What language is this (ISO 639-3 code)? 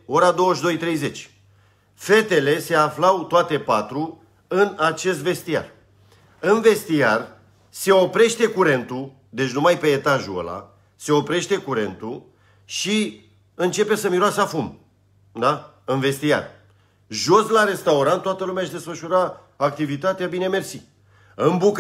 ron